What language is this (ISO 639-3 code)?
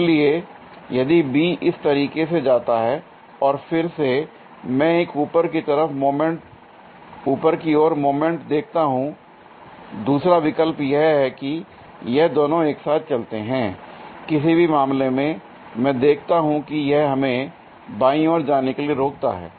hin